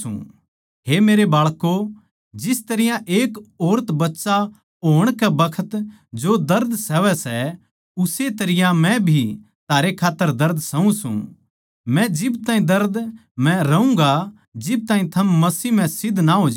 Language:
Haryanvi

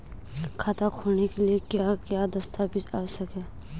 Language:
Hindi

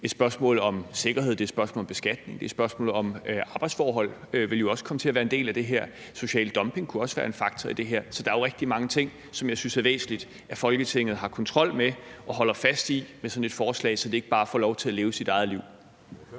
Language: Danish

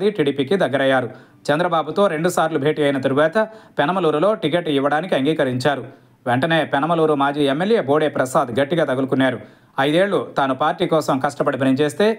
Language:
Telugu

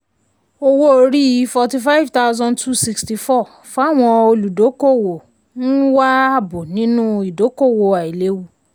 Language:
Yoruba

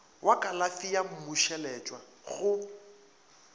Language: Northern Sotho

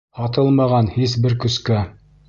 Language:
Bashkir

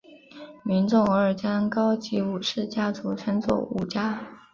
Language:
Chinese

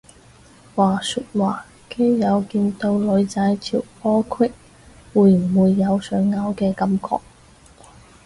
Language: Cantonese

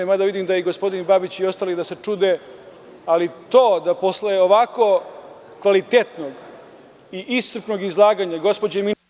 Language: Serbian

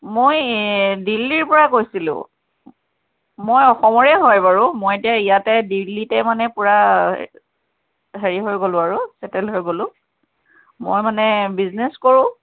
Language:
Assamese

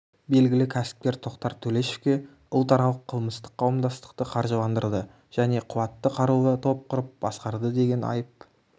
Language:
Kazakh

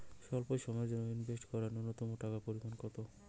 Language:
Bangla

